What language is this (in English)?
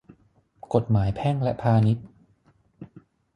Thai